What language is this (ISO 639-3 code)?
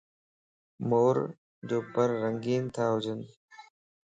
lss